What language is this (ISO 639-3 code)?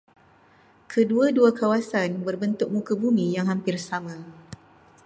msa